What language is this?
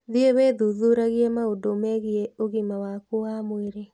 Kikuyu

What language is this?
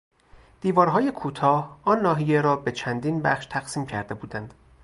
Persian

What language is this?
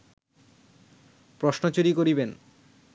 Bangla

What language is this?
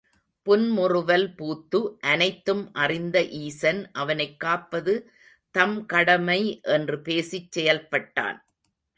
Tamil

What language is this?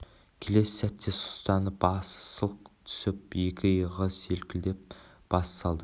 Kazakh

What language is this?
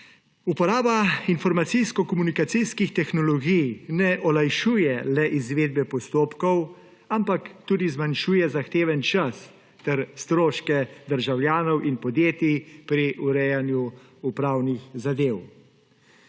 Slovenian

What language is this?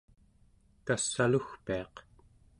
Central Yupik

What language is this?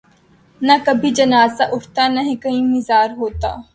Urdu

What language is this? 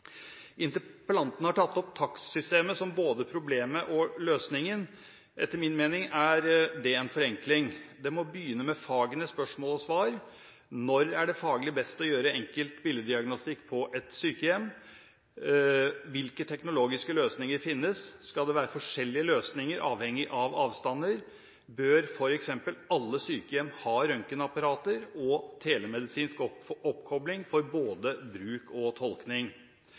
Norwegian Bokmål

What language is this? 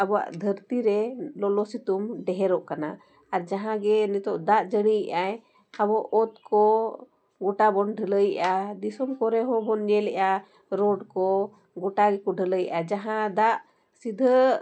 Santali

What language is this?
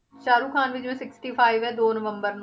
Punjabi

